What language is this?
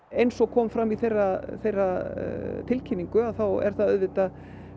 Icelandic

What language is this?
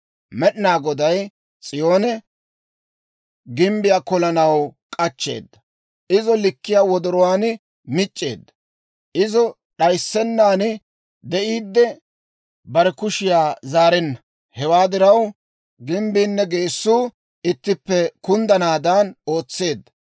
Dawro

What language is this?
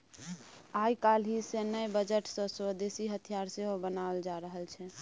Maithili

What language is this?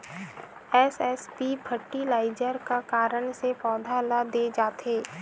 Chhattisgarhi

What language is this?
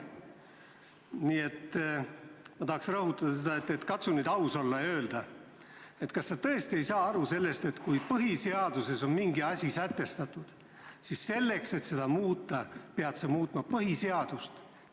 Estonian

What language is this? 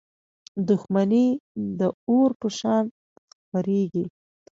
Pashto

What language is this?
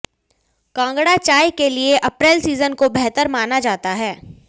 Hindi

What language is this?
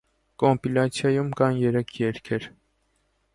Armenian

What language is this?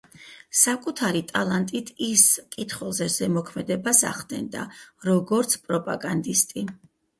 Georgian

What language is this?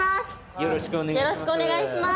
Japanese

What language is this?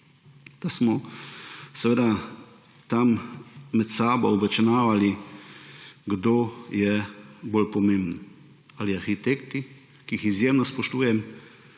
Slovenian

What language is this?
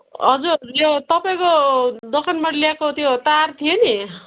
Nepali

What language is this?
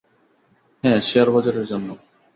Bangla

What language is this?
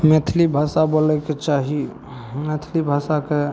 Maithili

